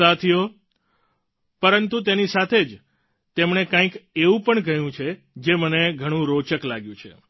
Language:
Gujarati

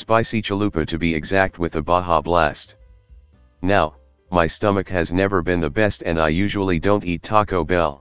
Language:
English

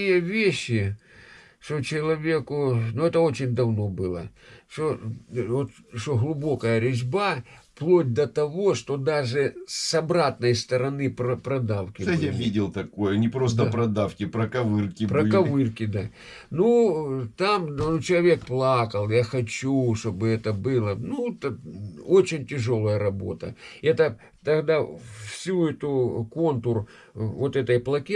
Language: Russian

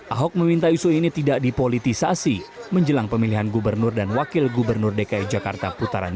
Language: Indonesian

